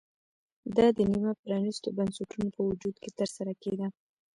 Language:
Pashto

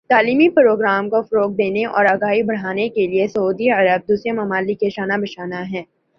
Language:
Urdu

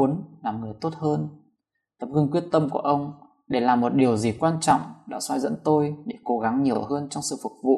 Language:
Vietnamese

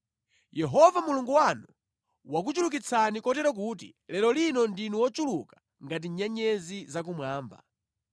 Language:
Nyanja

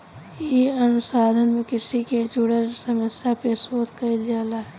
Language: Bhojpuri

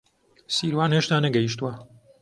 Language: Central Kurdish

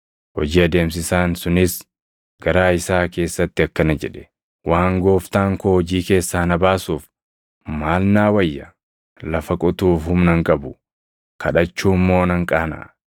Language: Oromo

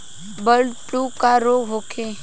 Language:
Bhojpuri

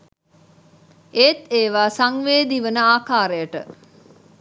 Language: Sinhala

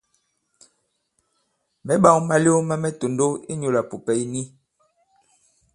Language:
Bankon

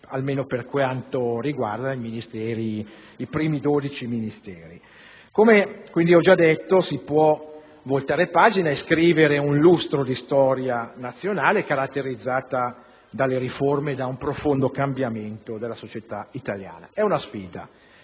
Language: Italian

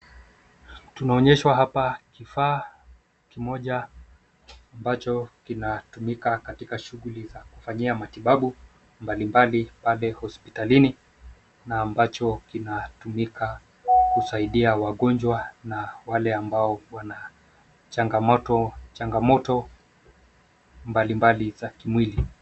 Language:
Swahili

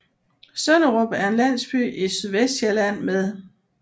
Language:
Danish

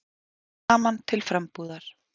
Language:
Icelandic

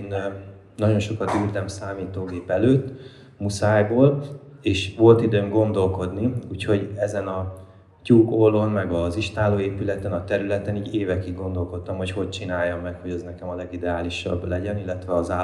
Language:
Hungarian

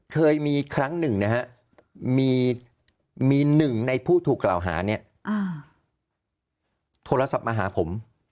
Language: Thai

